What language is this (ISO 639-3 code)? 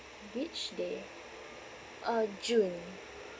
eng